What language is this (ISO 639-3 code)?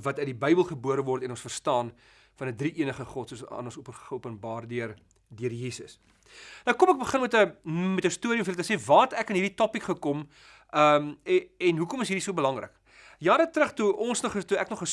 nld